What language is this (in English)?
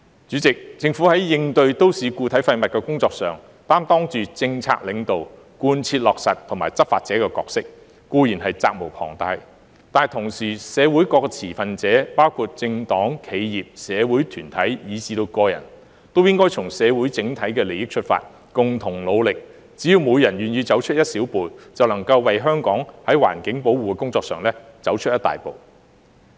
Cantonese